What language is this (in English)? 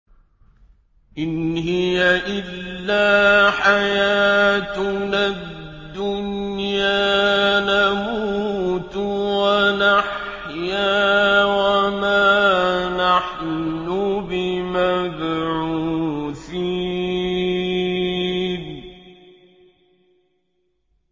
Arabic